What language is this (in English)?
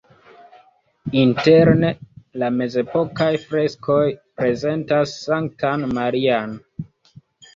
Esperanto